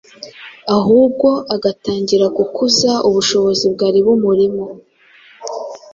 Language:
Kinyarwanda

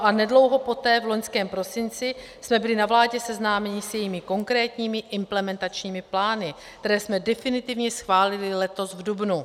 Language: Czech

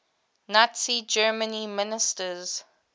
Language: English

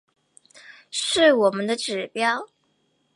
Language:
Chinese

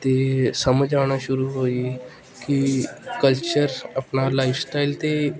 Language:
Punjabi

